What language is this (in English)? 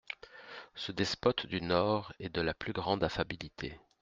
French